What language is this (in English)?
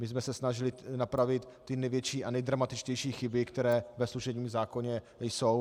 Czech